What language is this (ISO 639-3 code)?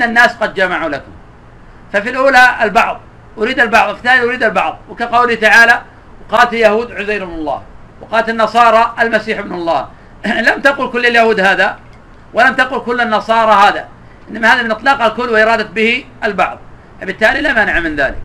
ara